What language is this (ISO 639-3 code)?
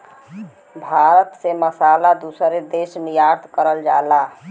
bho